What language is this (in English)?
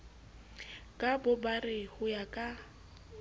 Southern Sotho